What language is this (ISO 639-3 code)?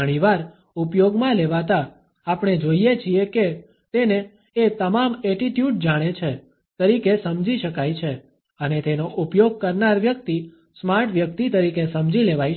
guj